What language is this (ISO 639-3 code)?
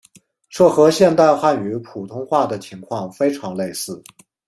zho